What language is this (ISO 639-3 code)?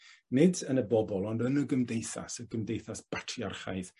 cym